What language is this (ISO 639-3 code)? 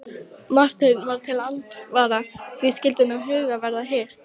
isl